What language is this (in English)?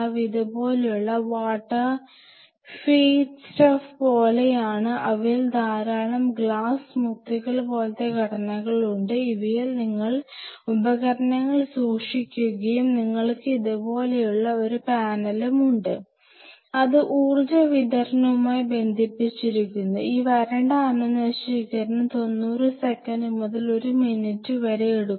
Malayalam